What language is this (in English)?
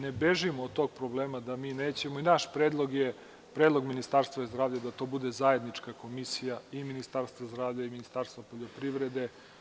Serbian